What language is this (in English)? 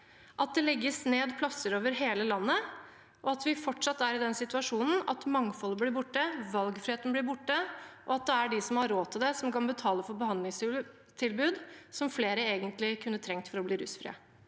Norwegian